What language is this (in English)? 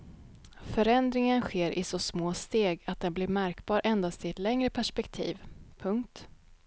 Swedish